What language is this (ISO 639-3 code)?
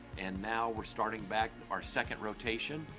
eng